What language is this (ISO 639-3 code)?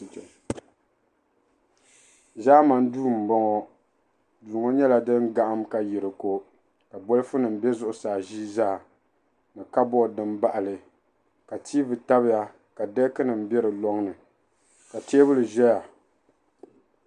dag